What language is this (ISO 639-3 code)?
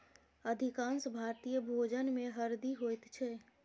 mai